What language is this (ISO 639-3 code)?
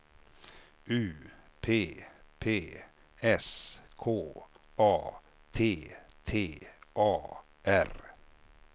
swe